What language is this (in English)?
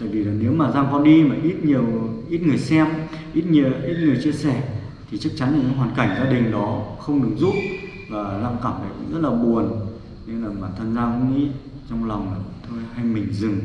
Vietnamese